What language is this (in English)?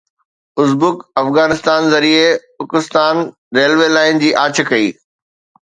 Sindhi